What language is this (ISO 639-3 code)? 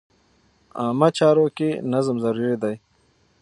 pus